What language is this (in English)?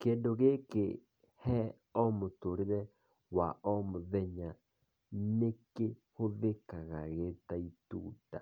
Kikuyu